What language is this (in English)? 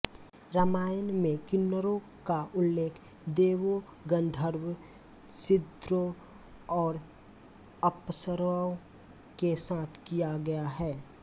Hindi